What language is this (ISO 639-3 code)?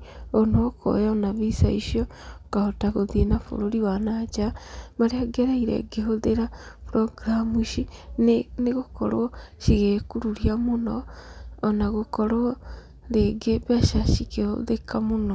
kik